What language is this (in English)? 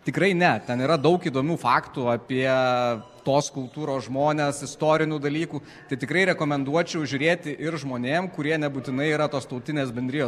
Lithuanian